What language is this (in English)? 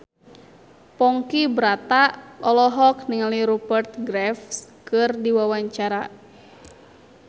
Sundanese